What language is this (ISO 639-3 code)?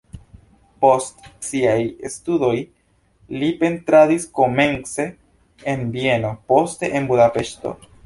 epo